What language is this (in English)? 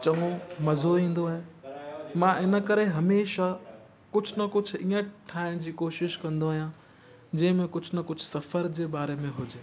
Sindhi